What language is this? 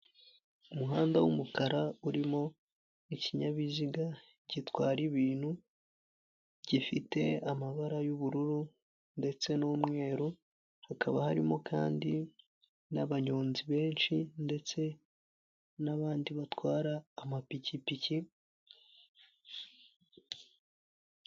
Kinyarwanda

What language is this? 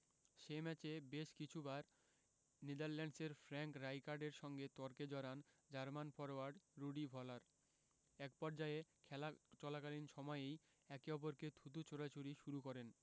Bangla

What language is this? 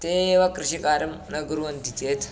Sanskrit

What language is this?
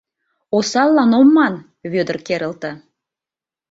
Mari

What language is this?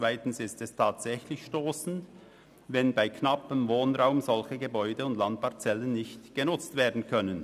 Swiss German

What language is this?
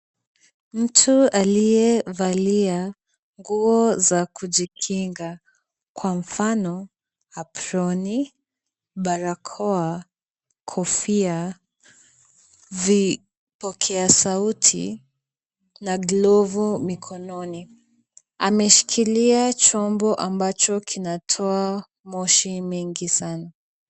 Swahili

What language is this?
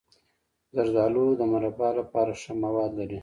Pashto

